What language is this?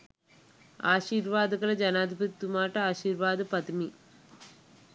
Sinhala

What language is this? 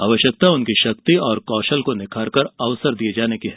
Hindi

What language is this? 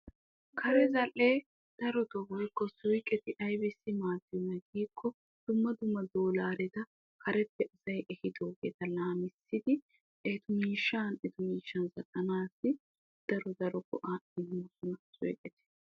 Wolaytta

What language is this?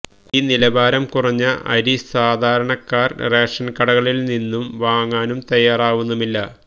Malayalam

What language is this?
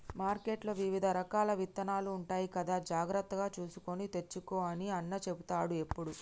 Telugu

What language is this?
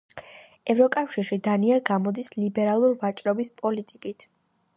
Georgian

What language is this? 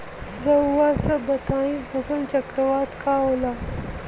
Bhojpuri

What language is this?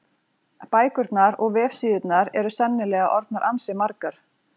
Icelandic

